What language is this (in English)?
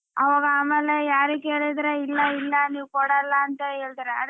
Kannada